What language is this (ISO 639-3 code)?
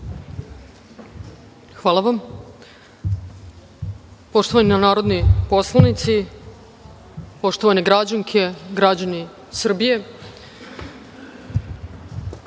srp